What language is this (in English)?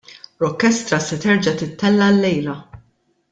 Maltese